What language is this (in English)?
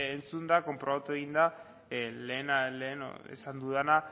Basque